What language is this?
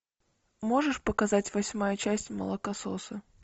Russian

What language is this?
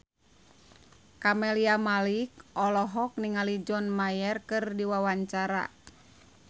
Sundanese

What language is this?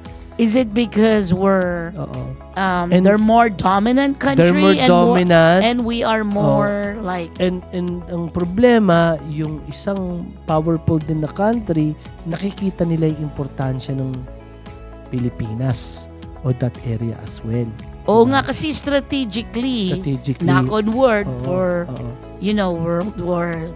Filipino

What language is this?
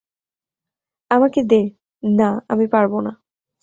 Bangla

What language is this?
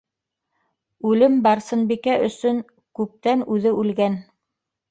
Bashkir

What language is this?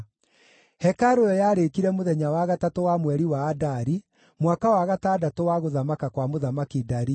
Kikuyu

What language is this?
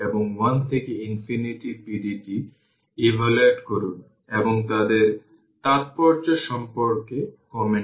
Bangla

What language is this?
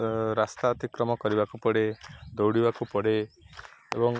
Odia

